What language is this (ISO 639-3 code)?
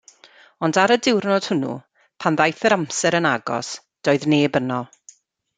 cym